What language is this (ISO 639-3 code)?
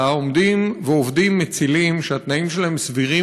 heb